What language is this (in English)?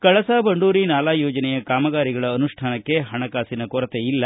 Kannada